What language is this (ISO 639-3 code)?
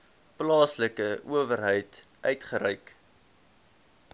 afr